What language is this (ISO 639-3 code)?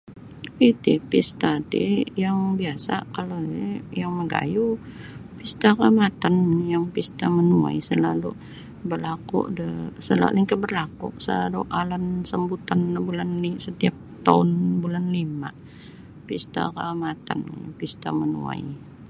bsy